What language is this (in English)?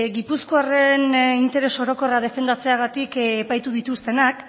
Basque